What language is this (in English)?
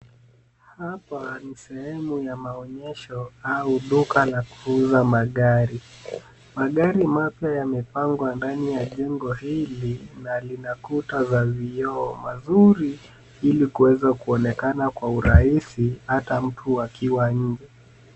Swahili